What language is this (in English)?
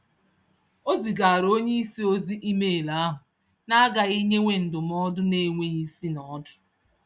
Igbo